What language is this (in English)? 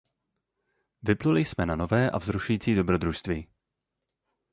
Czech